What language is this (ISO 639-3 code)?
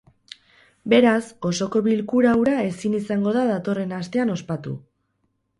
eus